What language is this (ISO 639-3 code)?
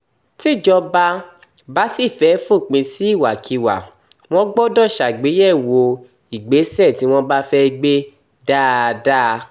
yor